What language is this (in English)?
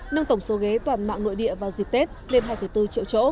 Vietnamese